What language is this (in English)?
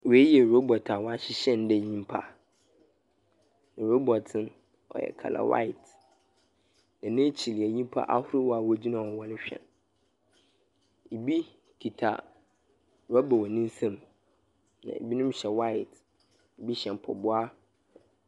Akan